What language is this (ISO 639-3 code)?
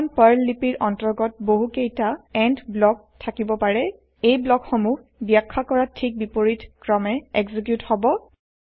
asm